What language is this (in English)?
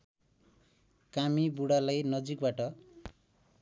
Nepali